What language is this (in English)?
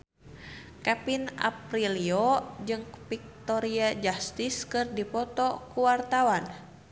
Sundanese